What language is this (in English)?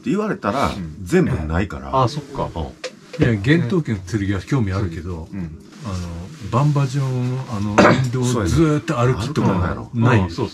Japanese